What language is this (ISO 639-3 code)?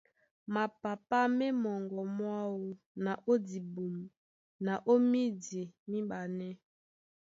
dua